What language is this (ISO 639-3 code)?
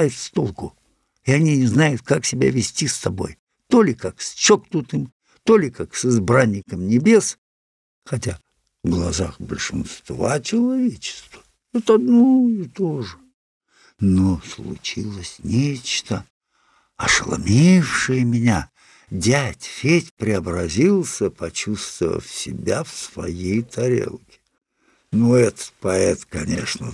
rus